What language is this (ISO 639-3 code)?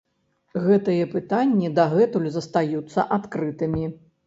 bel